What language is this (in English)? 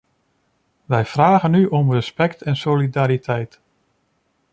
Dutch